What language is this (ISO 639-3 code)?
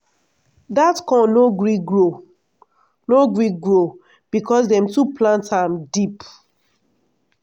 pcm